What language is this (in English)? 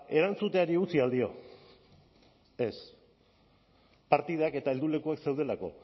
Basque